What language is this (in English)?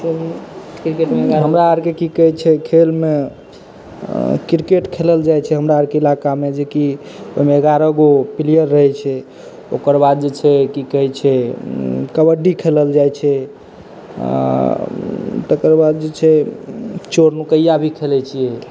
Maithili